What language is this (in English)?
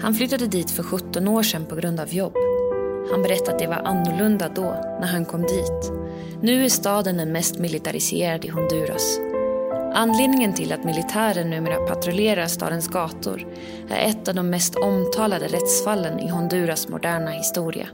Swedish